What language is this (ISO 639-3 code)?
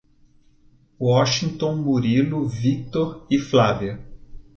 por